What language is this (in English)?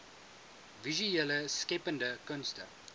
Afrikaans